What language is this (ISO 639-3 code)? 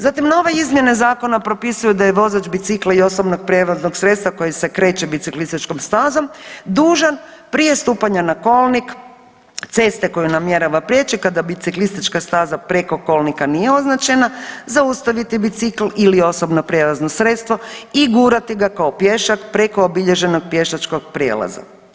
hrv